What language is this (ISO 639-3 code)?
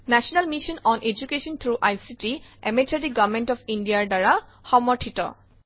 asm